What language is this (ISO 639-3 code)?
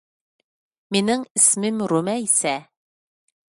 uig